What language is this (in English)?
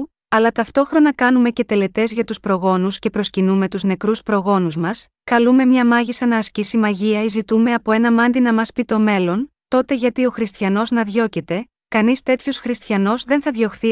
Greek